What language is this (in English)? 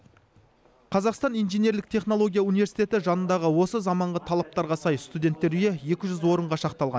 Kazakh